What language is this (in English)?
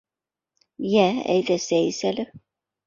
Bashkir